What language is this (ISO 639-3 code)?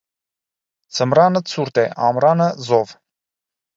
hye